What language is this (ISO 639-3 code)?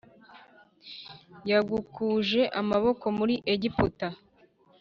kin